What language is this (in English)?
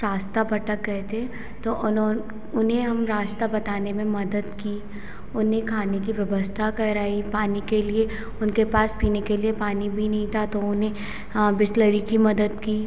Hindi